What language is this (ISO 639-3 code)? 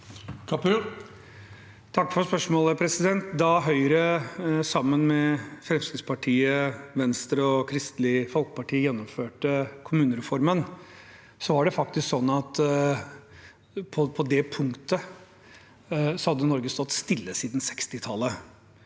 nor